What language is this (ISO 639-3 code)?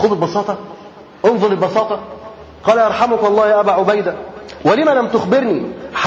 ara